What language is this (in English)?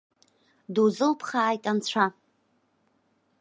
Abkhazian